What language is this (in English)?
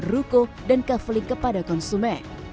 Indonesian